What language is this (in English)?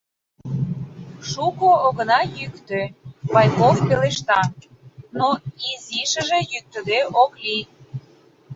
Mari